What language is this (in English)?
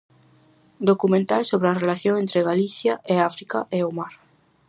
Galician